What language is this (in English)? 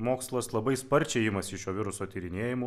Lithuanian